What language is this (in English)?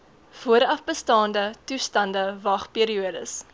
Afrikaans